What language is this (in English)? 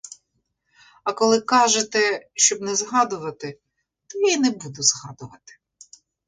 Ukrainian